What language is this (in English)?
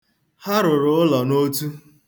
Igbo